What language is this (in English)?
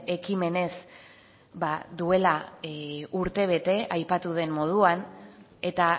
Basque